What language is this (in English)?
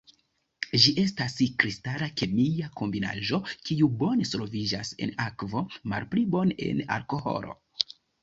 Esperanto